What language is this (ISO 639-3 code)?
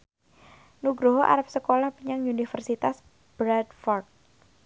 jav